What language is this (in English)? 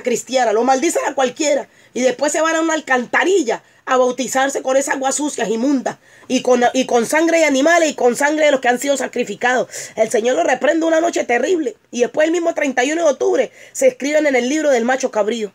Spanish